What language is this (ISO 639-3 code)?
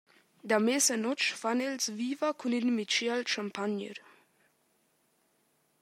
roh